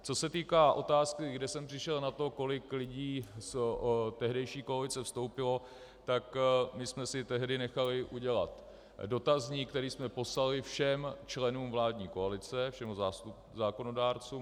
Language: Czech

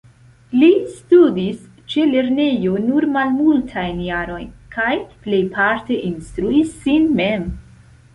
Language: Esperanto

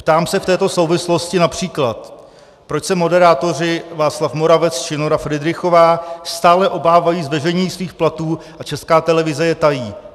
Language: Czech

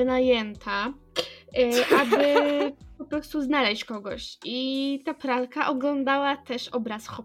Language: Polish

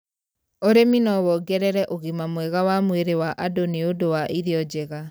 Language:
Kikuyu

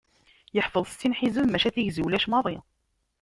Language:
Kabyle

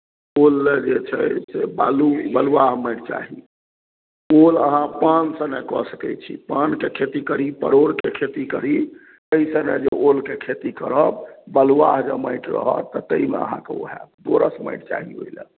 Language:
Maithili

